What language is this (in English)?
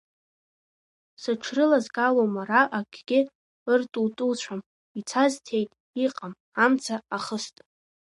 Abkhazian